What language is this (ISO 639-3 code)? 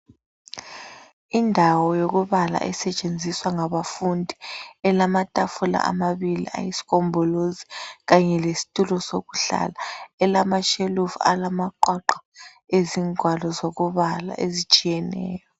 nde